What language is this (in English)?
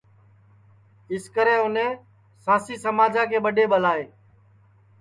Sansi